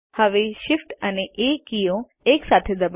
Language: Gujarati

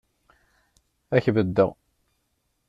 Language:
Kabyle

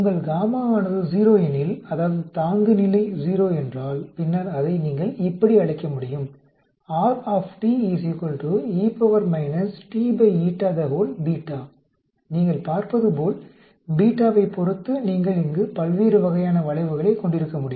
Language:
Tamil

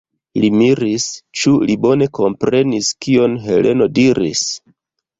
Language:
Esperanto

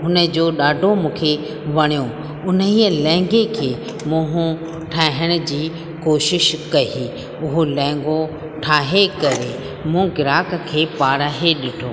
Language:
Sindhi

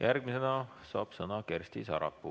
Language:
Estonian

